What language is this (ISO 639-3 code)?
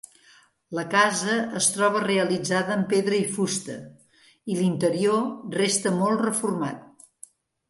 cat